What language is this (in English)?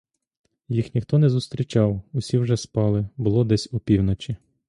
Ukrainian